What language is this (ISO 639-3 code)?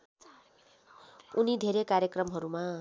nep